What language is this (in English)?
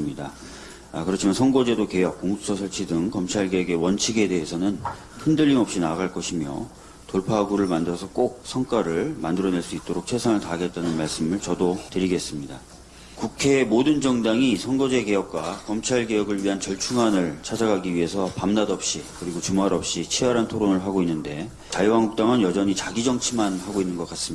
Korean